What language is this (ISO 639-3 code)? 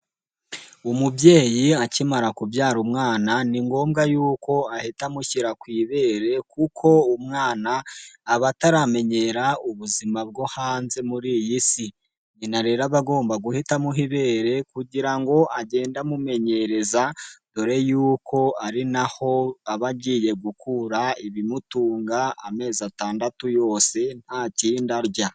kin